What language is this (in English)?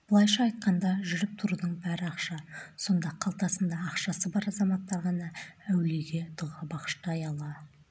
Kazakh